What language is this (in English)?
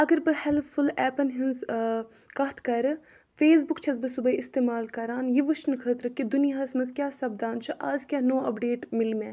Kashmiri